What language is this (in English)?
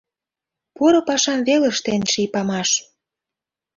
Mari